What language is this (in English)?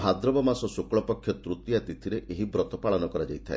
Odia